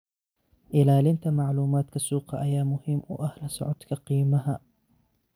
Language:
Somali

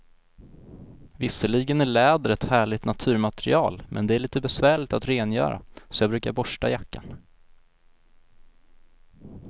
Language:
Swedish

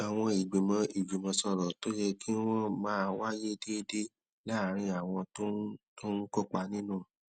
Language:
Yoruba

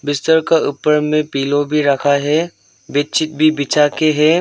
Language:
Hindi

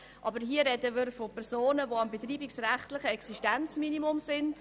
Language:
Swiss German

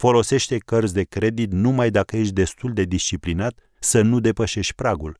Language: Romanian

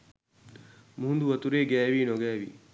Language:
Sinhala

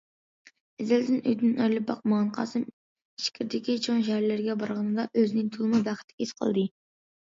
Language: Uyghur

